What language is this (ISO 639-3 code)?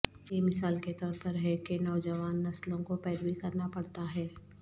urd